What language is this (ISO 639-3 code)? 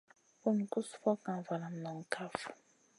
mcn